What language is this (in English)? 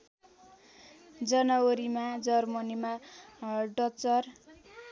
Nepali